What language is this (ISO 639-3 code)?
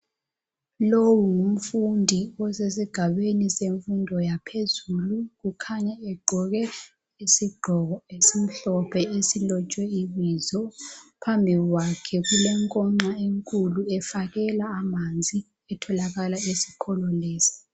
nde